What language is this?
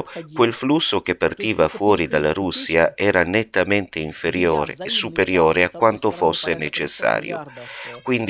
Italian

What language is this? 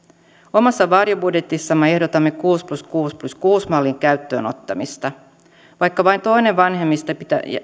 Finnish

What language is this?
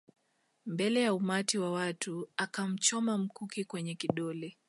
Swahili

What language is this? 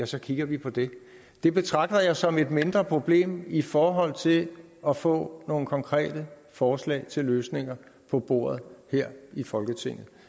Danish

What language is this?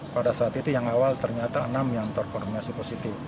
Indonesian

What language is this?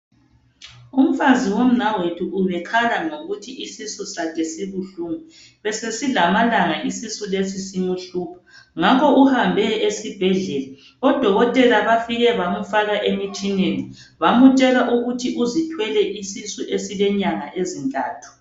North Ndebele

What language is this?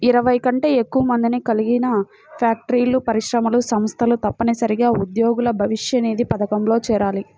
Telugu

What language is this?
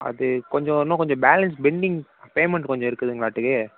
Tamil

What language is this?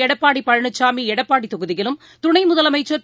Tamil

